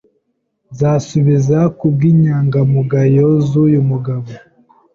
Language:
Kinyarwanda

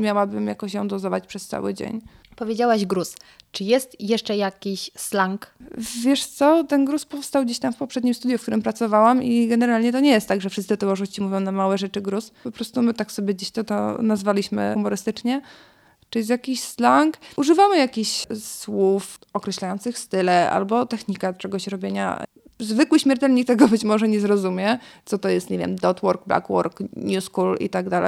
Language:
Polish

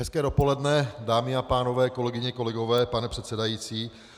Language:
Czech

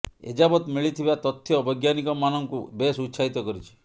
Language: Odia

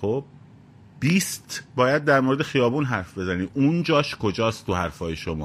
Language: Persian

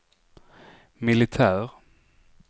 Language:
Swedish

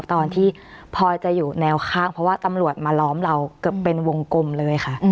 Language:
Thai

